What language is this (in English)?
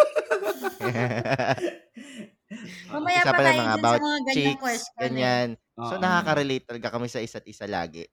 Filipino